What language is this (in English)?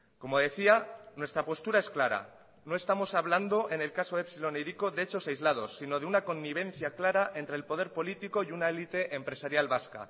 Spanish